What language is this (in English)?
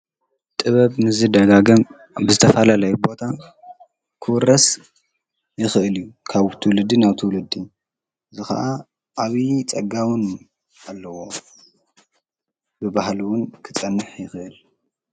Tigrinya